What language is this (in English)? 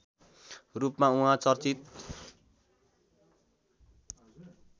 Nepali